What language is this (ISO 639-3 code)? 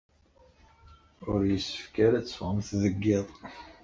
kab